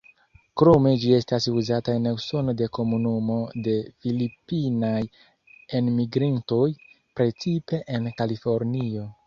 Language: Esperanto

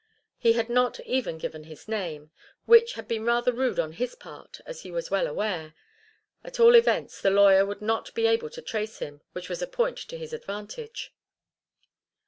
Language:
English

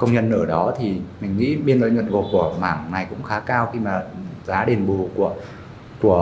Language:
Vietnamese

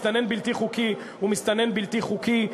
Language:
Hebrew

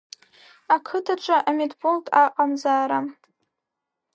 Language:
Abkhazian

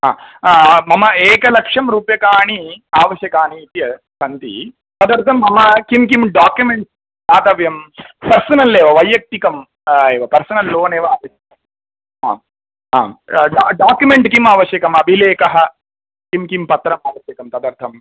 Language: Sanskrit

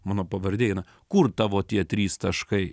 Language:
Lithuanian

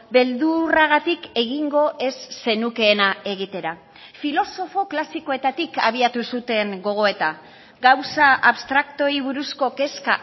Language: Basque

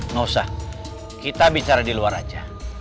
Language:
Indonesian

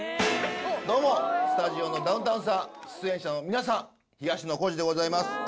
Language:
Japanese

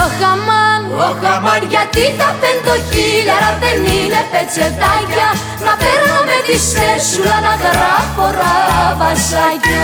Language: Greek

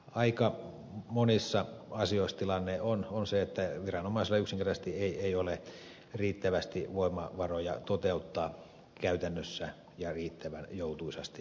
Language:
Finnish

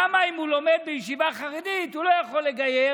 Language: Hebrew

